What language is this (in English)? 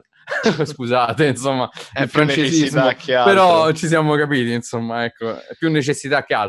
Italian